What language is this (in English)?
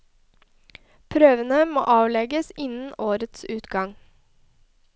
Norwegian